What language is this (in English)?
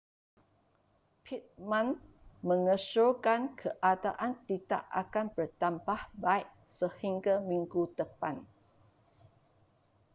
Malay